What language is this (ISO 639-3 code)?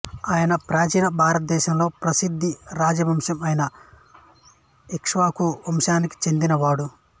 tel